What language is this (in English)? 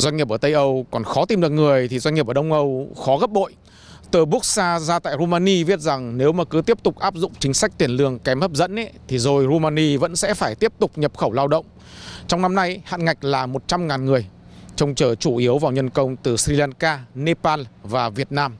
Vietnamese